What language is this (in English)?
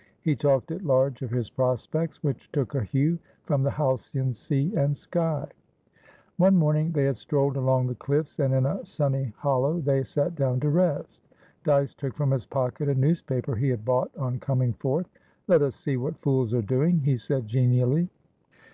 English